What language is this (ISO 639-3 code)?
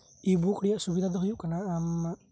sat